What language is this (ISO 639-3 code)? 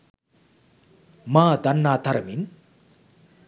sin